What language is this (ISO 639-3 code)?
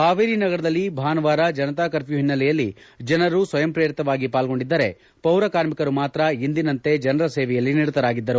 kan